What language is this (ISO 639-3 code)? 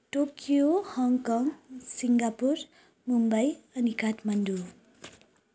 nep